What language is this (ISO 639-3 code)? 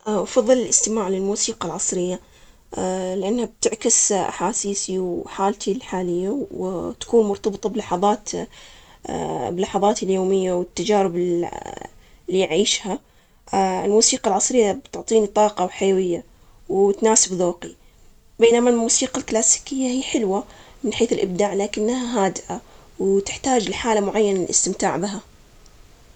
acx